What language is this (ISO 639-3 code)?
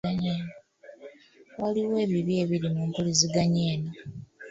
lug